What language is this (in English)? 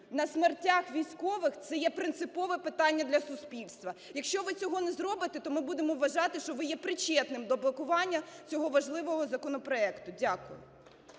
Ukrainian